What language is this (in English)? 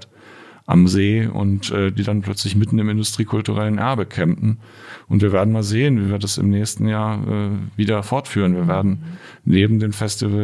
German